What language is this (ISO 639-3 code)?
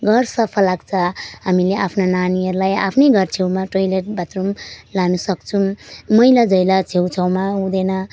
nep